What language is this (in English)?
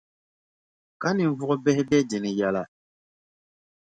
Dagbani